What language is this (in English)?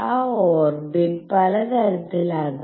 Malayalam